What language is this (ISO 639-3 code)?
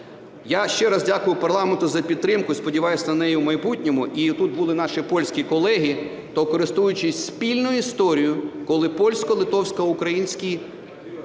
ukr